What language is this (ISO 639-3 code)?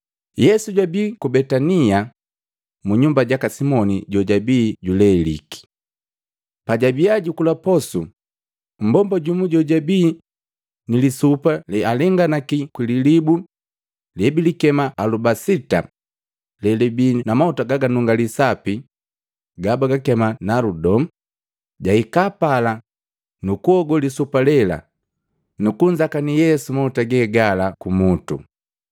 mgv